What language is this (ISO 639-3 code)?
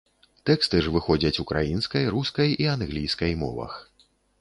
bel